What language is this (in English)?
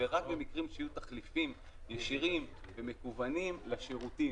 Hebrew